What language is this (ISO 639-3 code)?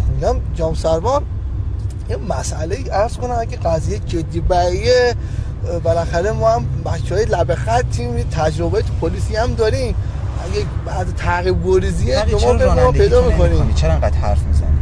fas